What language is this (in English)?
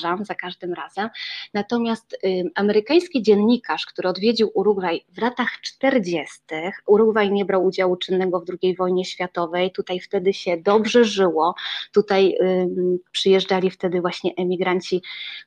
Polish